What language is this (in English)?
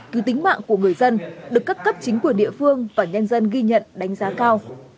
Vietnamese